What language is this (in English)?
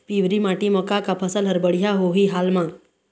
Chhattisgarhi